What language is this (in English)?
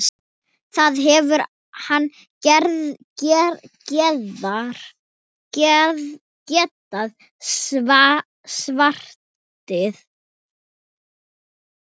Icelandic